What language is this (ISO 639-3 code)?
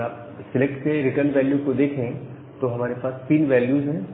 hin